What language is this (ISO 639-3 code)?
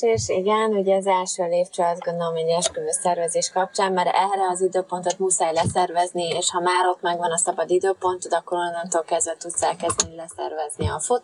hun